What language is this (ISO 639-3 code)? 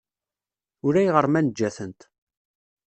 kab